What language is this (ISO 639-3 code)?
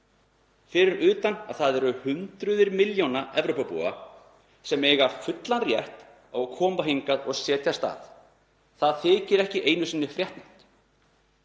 isl